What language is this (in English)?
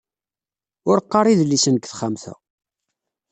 Kabyle